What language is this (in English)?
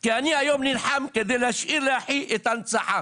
Hebrew